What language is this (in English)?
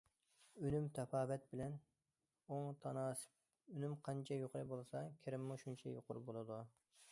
Uyghur